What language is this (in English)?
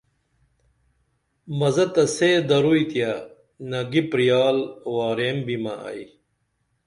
Dameli